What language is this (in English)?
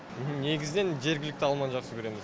Kazakh